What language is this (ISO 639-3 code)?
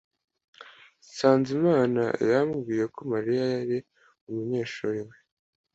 kin